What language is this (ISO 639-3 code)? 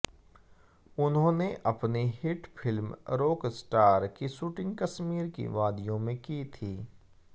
hin